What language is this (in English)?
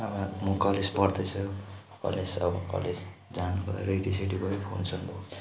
Nepali